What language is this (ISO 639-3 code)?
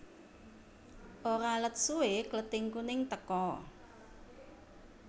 jav